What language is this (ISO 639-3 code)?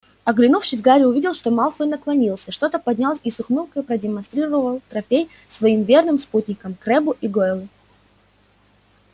rus